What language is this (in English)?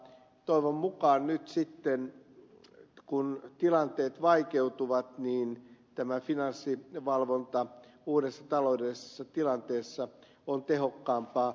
Finnish